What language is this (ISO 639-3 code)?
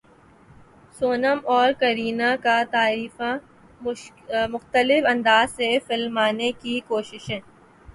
urd